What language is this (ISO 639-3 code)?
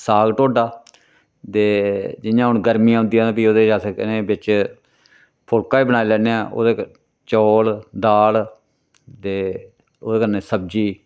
doi